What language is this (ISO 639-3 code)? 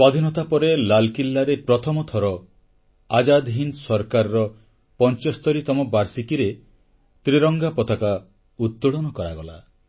ori